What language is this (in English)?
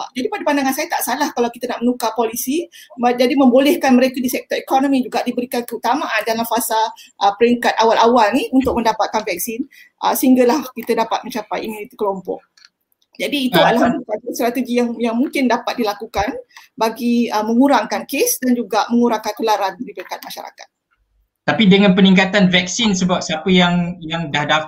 Malay